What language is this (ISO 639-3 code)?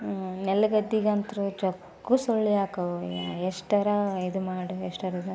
kan